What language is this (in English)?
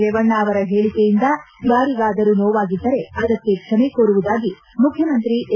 Kannada